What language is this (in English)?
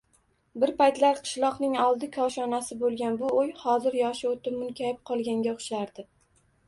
Uzbek